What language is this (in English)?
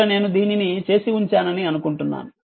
Telugu